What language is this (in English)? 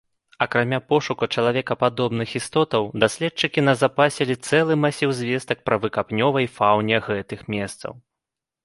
Belarusian